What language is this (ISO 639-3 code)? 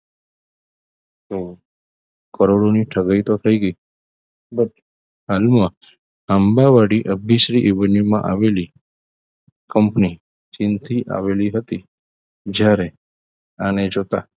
guj